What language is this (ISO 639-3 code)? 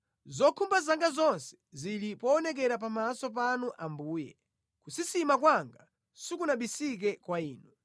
nya